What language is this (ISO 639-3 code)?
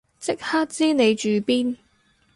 yue